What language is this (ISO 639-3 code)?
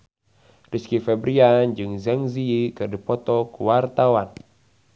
sun